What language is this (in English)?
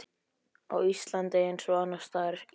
Icelandic